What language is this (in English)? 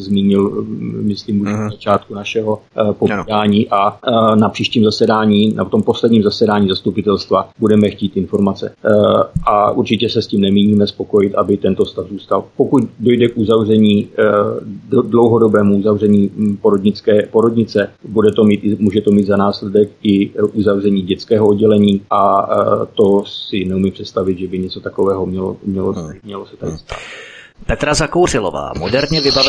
Czech